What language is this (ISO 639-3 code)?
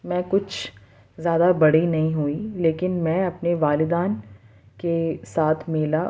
urd